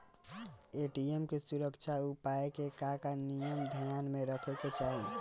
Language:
Bhojpuri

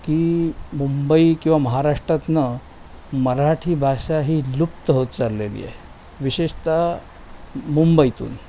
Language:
Marathi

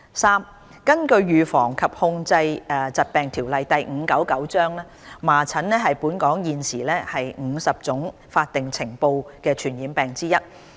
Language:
Cantonese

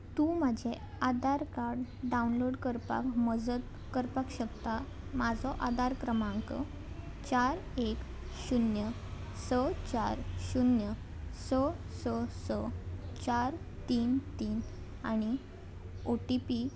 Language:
Konkani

